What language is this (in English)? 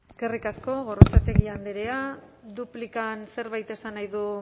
Basque